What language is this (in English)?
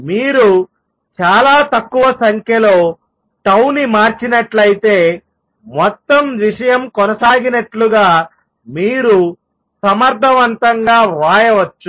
Telugu